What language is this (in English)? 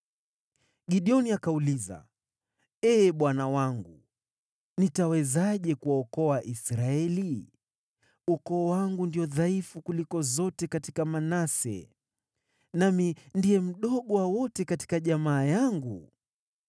Swahili